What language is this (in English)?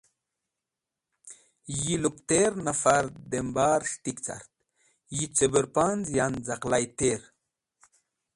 Wakhi